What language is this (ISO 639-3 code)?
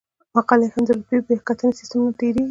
pus